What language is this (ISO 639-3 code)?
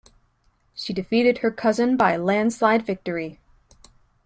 eng